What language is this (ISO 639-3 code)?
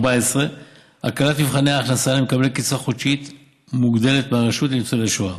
heb